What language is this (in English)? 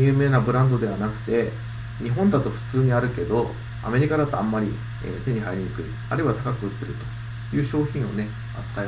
Japanese